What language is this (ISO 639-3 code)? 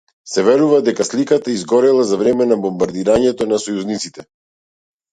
mkd